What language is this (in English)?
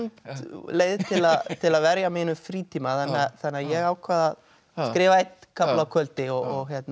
Icelandic